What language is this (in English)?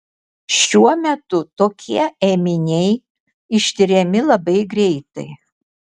Lithuanian